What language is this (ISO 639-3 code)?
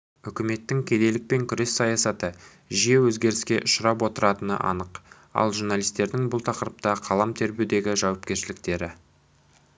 kaz